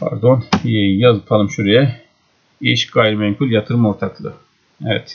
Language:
Turkish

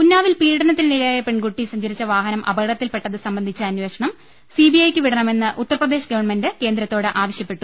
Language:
Malayalam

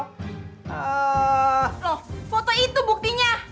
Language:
Indonesian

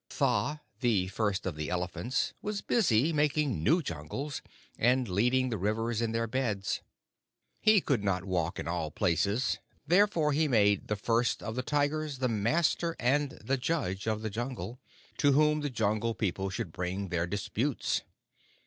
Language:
English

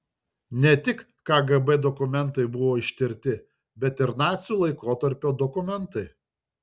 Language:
Lithuanian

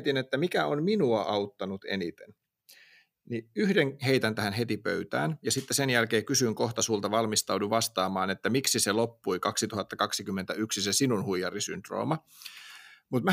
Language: Finnish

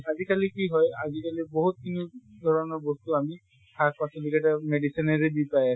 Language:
Assamese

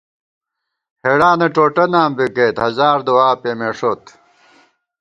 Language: Gawar-Bati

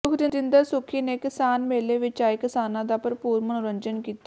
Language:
Punjabi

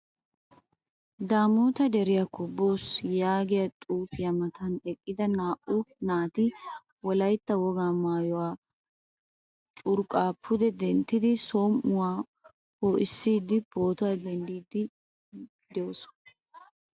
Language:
Wolaytta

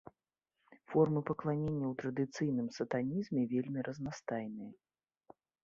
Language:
Belarusian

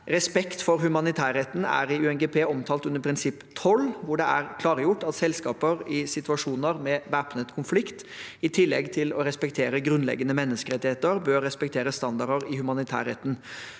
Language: Norwegian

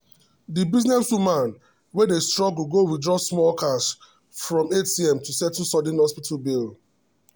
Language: Nigerian Pidgin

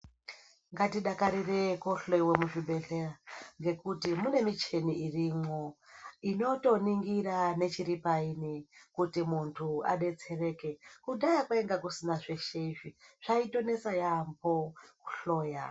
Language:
Ndau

